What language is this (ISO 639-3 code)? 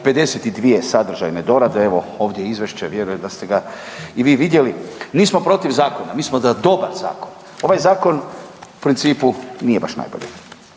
hrv